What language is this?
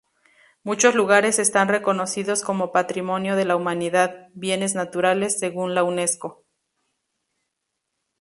Spanish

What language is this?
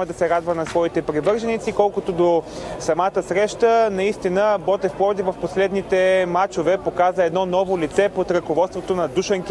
Bulgarian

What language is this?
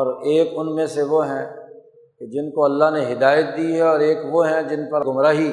Urdu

